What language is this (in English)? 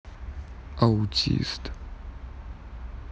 Russian